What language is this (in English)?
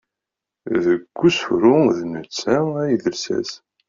Kabyle